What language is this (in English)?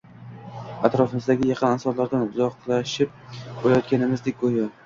Uzbek